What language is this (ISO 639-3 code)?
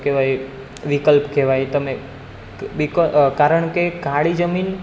guj